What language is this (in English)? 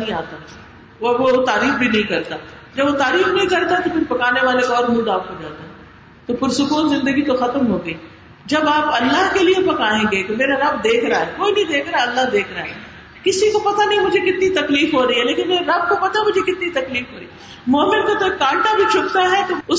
Urdu